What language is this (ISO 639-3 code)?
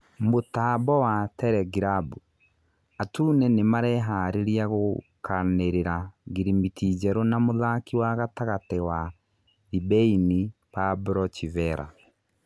kik